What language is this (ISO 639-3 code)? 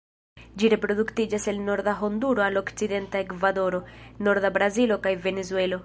epo